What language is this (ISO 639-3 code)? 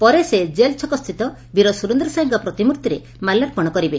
ori